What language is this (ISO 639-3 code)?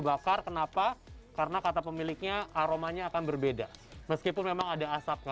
ind